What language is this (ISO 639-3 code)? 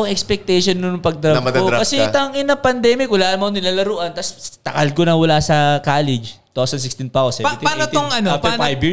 fil